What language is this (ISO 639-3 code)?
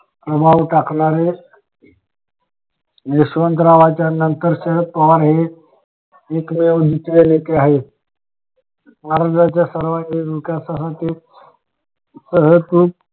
mar